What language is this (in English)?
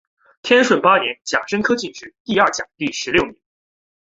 Chinese